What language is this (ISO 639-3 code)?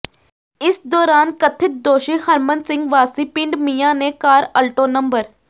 pan